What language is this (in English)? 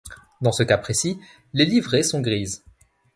French